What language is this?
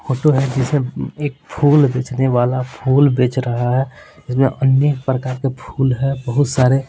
Hindi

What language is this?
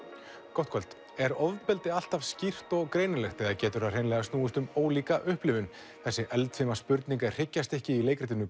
Icelandic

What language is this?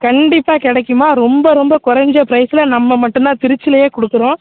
Tamil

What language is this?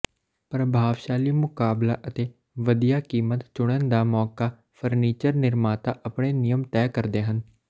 Punjabi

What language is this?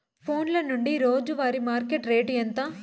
Telugu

